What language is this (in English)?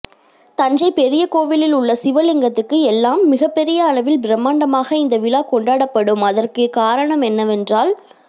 Tamil